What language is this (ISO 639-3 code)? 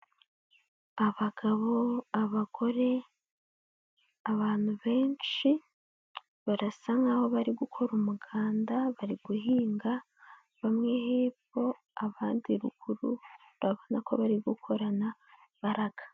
kin